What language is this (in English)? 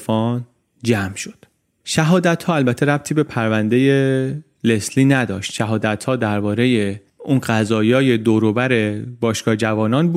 Persian